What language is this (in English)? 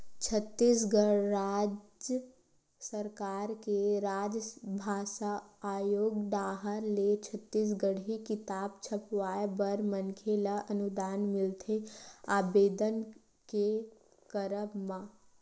Chhattisgarhi